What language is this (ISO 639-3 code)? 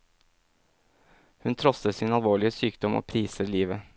nor